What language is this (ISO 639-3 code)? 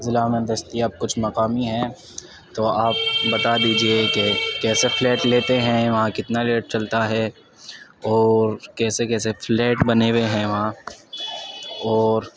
urd